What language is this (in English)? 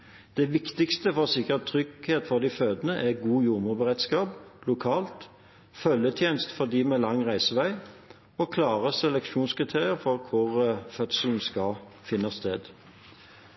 Norwegian Bokmål